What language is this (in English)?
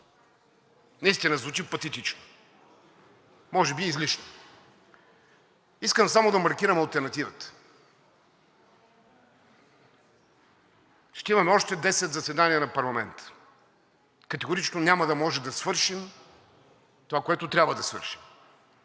Bulgarian